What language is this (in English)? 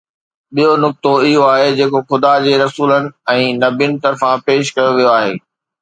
Sindhi